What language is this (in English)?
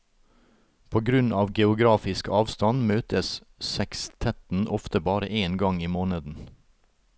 Norwegian